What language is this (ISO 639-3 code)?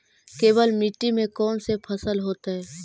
mag